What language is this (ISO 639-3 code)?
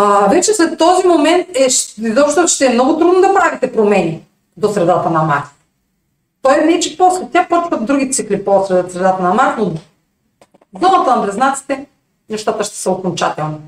bul